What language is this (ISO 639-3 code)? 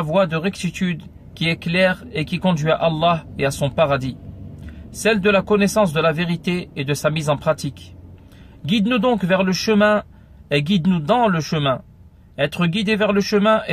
fra